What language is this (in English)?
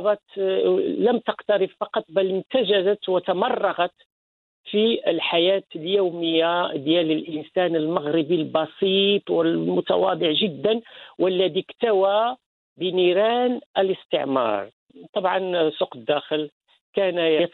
Arabic